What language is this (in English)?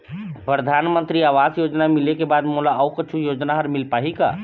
Chhattisgarhi